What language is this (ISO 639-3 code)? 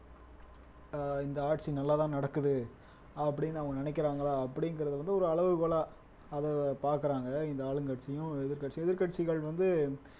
tam